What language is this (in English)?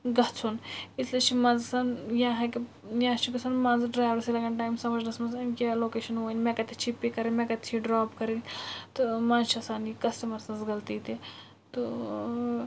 Kashmiri